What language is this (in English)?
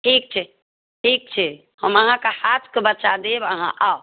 Maithili